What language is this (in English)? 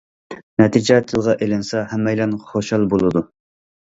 Uyghur